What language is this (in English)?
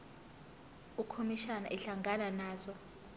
Zulu